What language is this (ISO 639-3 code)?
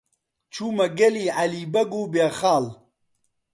ckb